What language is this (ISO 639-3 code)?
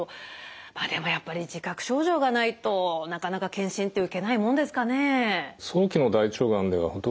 jpn